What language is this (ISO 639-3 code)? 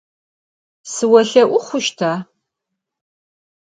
ady